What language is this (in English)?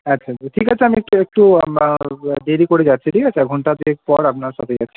Bangla